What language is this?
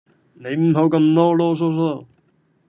Cantonese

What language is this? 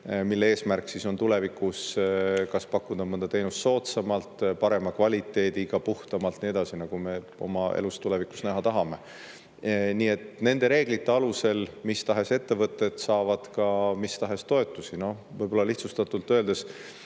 Estonian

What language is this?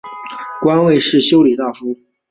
Chinese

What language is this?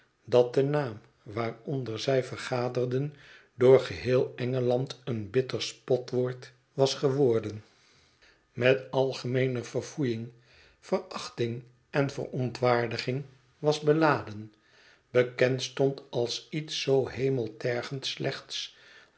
Dutch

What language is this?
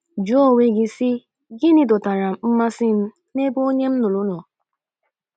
Igbo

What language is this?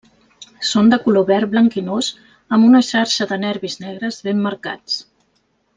Catalan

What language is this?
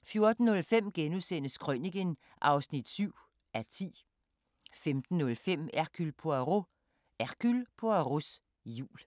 Danish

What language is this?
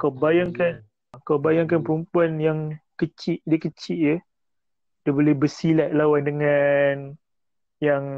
Malay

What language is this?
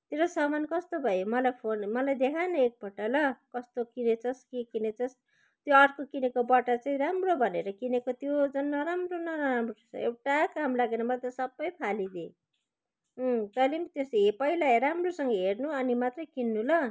Nepali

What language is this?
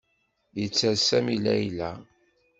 Kabyle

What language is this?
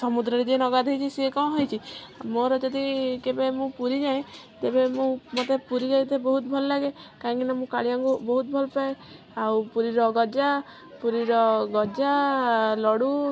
Odia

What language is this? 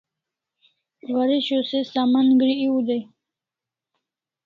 Kalasha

